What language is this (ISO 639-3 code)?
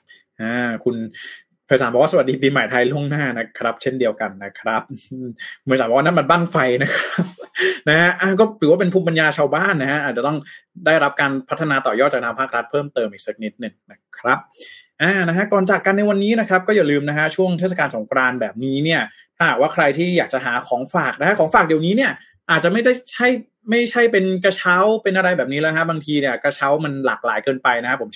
tha